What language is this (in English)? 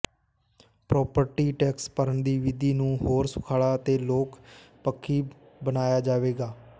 Punjabi